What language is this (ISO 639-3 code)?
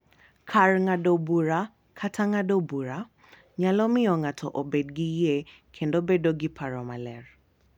luo